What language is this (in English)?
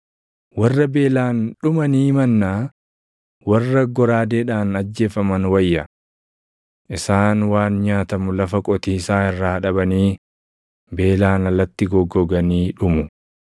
Oromo